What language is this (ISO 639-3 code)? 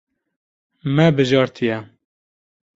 kur